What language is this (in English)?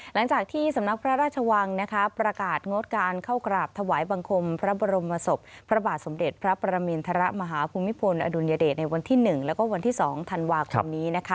Thai